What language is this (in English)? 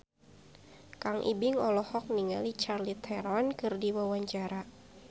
Sundanese